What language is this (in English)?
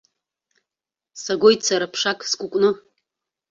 Abkhazian